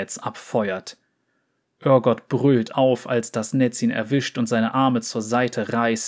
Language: German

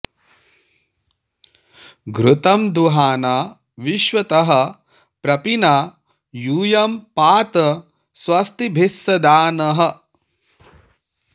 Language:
Sanskrit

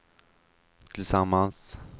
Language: Swedish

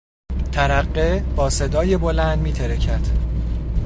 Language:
Persian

